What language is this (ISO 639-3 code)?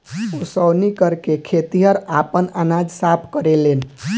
bho